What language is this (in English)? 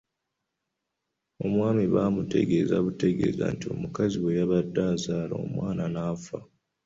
Ganda